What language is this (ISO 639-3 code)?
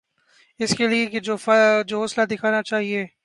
urd